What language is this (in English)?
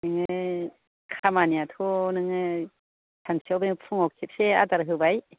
Bodo